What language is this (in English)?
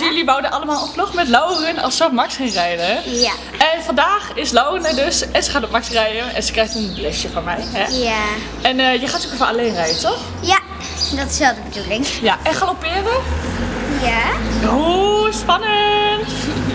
Dutch